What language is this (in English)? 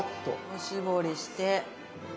Japanese